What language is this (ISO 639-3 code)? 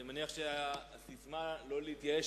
heb